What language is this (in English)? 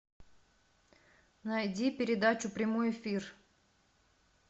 Russian